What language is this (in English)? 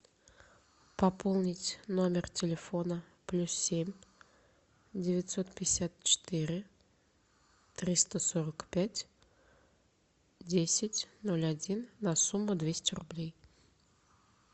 Russian